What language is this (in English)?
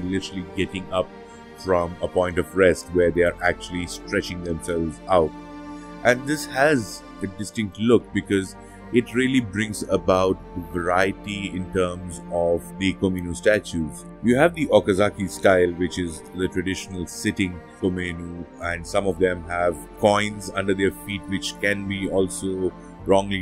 English